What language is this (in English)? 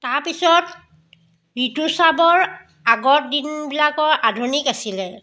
Assamese